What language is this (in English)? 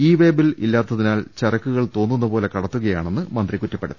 Malayalam